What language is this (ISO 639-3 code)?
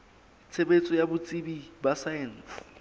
sot